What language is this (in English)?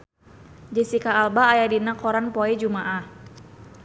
Sundanese